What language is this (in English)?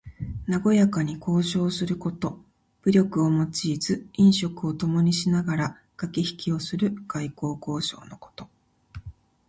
Japanese